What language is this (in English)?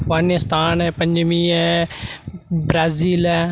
Dogri